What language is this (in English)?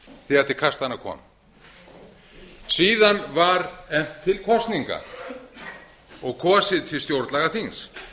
Icelandic